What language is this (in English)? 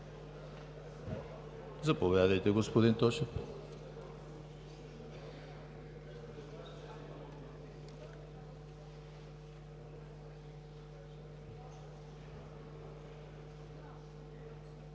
Bulgarian